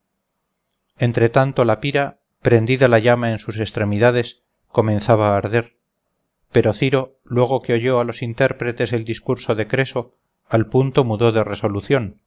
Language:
Spanish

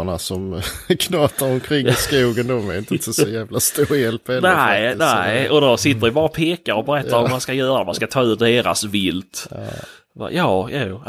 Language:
Swedish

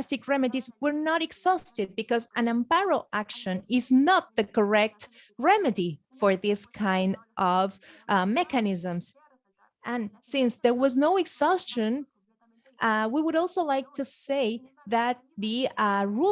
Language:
English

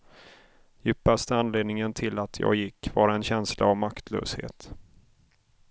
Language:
Swedish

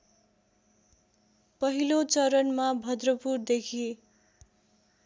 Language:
Nepali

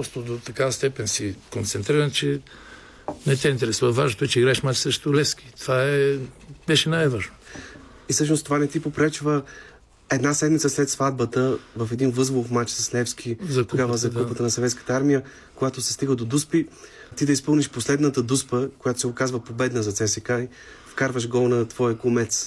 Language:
Bulgarian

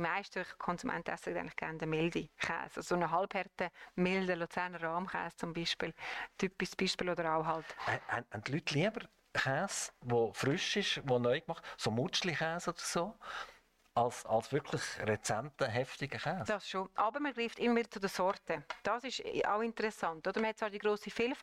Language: German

